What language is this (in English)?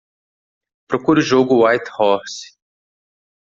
Portuguese